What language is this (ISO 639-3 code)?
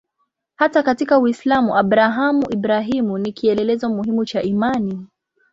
swa